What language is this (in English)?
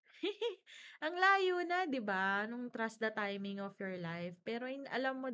Filipino